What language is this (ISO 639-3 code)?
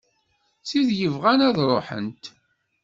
kab